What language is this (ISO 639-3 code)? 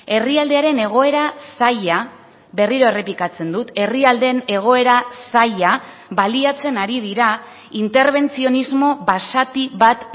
eus